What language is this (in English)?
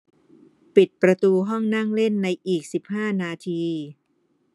Thai